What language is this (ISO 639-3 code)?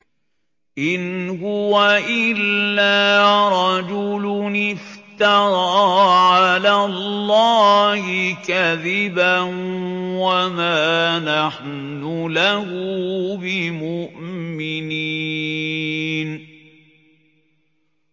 ara